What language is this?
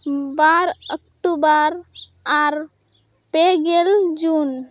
Santali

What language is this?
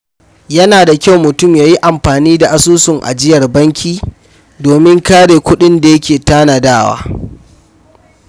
Hausa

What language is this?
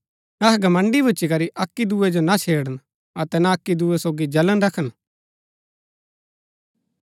Gaddi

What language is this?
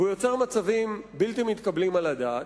Hebrew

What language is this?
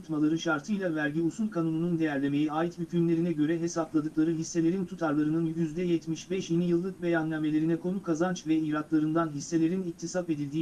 Turkish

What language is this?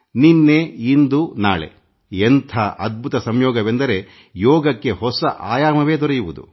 Kannada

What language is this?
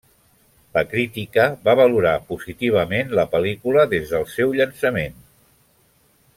Catalan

